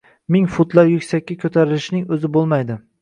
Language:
Uzbek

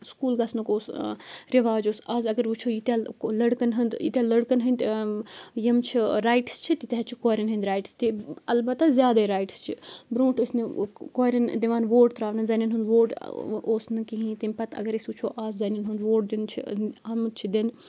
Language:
Kashmiri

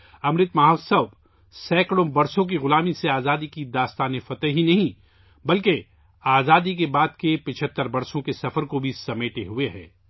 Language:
Urdu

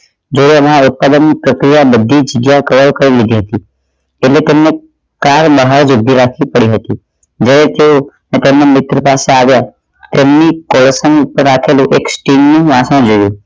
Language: Gujarati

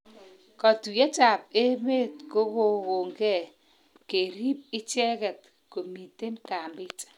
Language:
Kalenjin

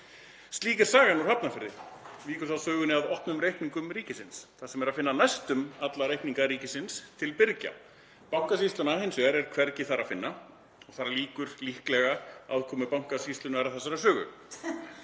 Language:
Icelandic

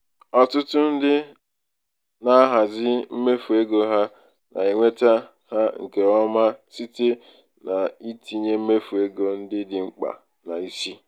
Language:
Igbo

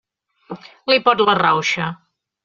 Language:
Catalan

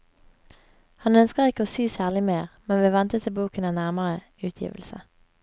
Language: Norwegian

